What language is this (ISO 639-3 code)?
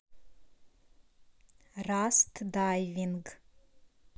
rus